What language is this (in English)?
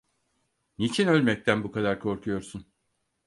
Turkish